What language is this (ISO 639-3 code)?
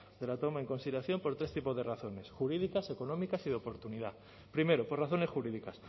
spa